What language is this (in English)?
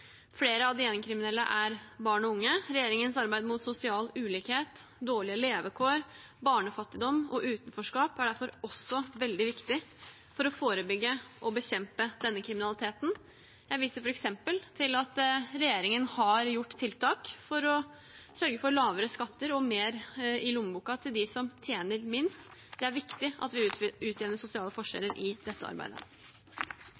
Norwegian Bokmål